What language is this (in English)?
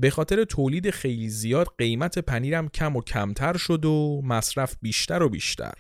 Persian